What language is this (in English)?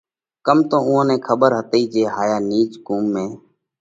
Parkari Koli